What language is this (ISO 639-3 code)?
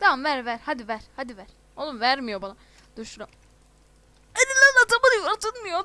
tur